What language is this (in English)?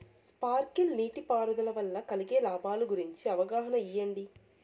Telugu